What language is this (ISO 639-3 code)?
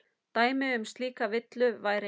isl